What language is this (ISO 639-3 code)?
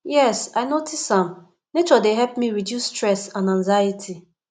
pcm